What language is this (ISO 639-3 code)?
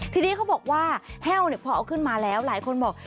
tha